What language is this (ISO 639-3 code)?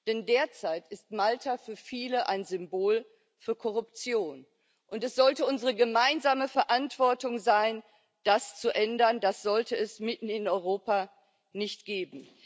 deu